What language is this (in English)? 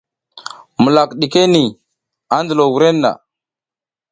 South Giziga